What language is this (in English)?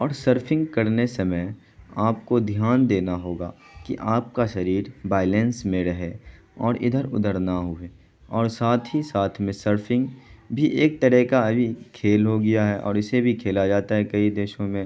Urdu